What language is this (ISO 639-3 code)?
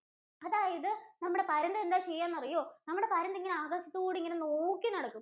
mal